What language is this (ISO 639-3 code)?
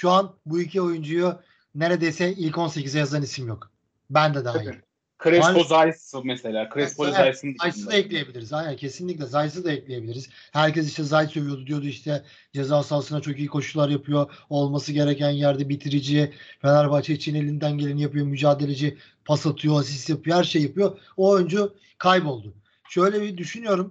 tur